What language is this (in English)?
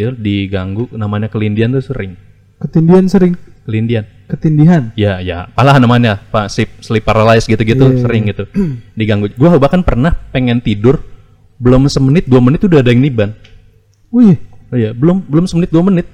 Indonesian